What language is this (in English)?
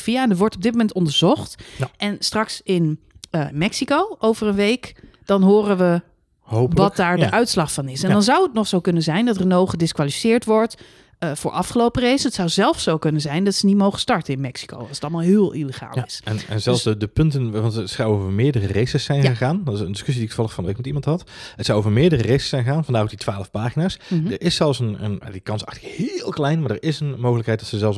Dutch